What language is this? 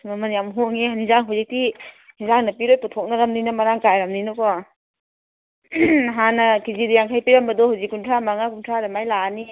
Manipuri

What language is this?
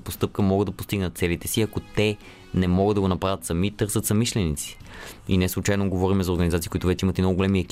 Bulgarian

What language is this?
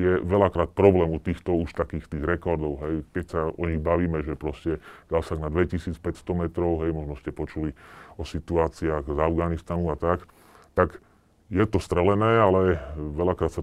Slovak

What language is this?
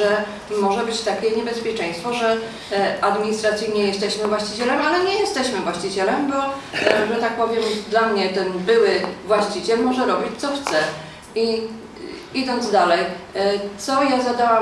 Polish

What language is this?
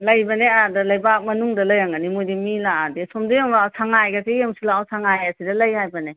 Manipuri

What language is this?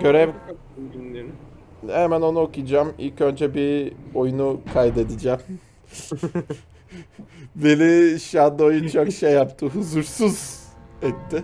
Turkish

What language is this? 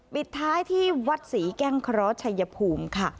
Thai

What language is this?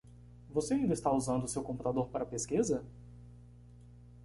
Portuguese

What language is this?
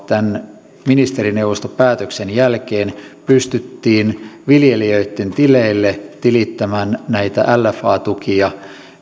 Finnish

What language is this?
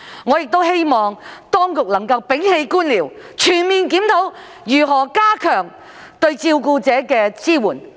Cantonese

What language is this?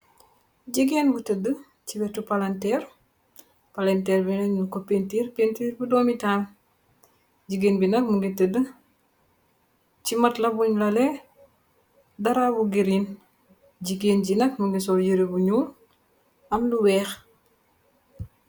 Wolof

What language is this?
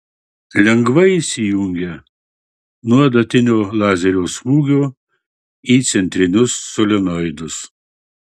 Lithuanian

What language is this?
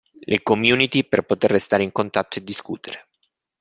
Italian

